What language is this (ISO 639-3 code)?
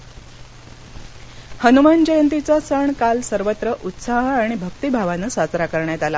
mar